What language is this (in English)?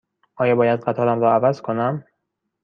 Persian